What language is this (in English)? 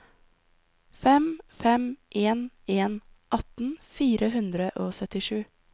Norwegian